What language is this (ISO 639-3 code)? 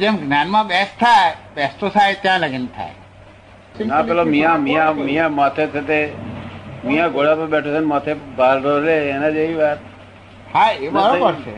guj